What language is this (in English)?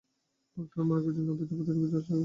Bangla